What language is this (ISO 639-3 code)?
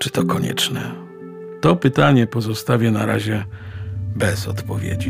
pol